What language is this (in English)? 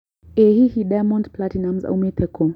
Kikuyu